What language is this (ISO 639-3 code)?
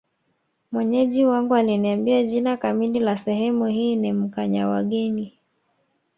swa